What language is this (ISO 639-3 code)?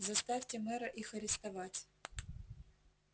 rus